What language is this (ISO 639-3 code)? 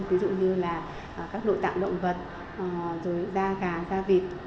vie